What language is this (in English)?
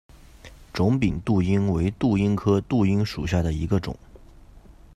Chinese